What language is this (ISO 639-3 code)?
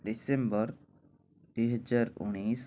ori